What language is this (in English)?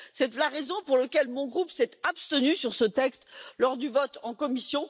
French